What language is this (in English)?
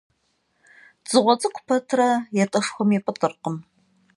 Kabardian